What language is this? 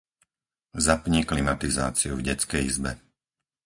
Slovak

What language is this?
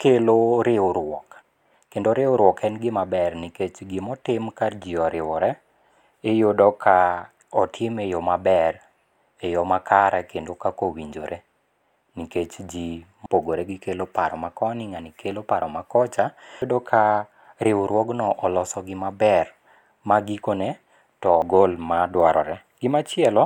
Luo (Kenya and Tanzania)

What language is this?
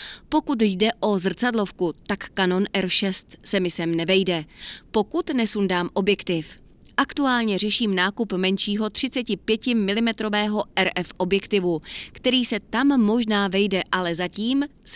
Czech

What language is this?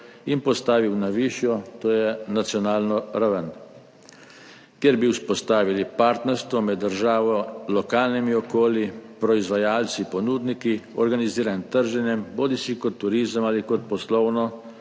Slovenian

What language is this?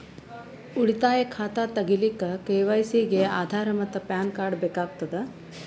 Kannada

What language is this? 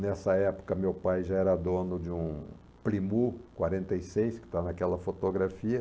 Portuguese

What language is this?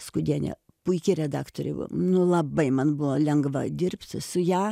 Lithuanian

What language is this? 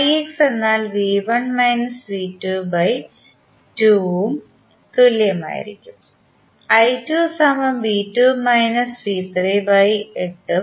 Malayalam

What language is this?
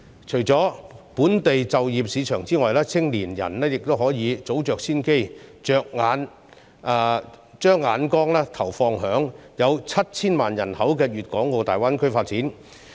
Cantonese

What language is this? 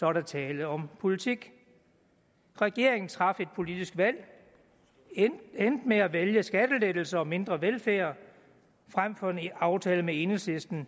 Danish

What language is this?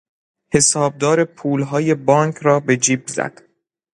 Persian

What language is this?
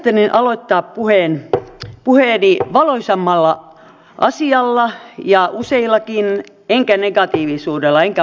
Finnish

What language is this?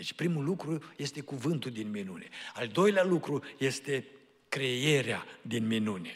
Romanian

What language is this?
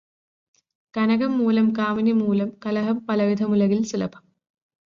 Malayalam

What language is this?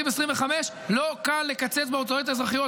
Hebrew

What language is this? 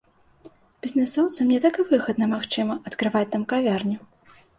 Belarusian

